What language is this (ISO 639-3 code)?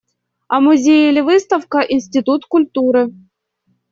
rus